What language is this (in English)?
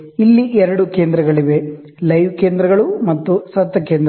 Kannada